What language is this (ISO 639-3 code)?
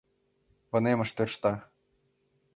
chm